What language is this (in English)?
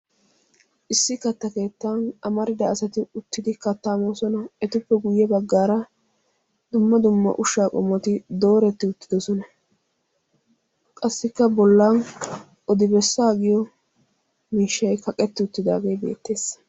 Wolaytta